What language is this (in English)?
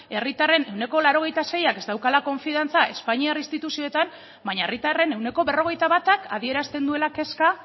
Basque